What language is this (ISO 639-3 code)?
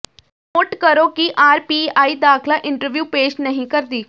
pan